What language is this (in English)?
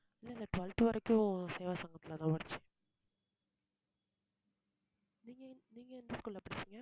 Tamil